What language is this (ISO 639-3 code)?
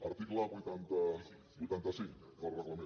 cat